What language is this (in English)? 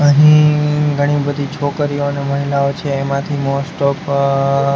Gujarati